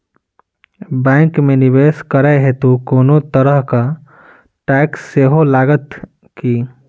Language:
Maithili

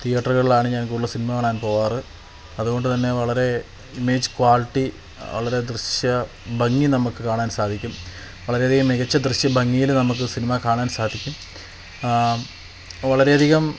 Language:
Malayalam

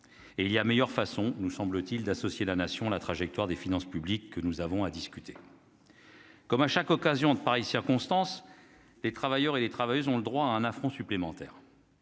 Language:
French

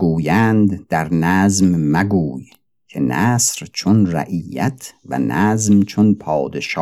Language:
Persian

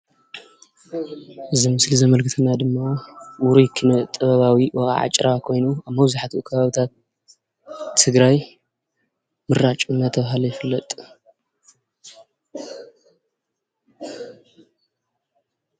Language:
Tigrinya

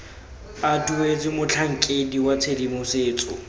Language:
Tswana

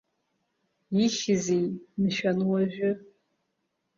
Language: Abkhazian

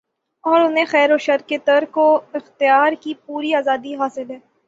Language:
Urdu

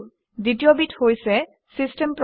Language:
Assamese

